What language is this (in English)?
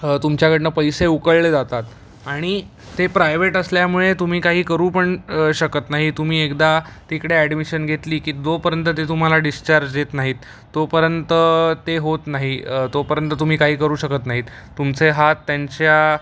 Marathi